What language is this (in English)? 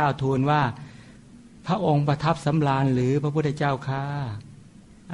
Thai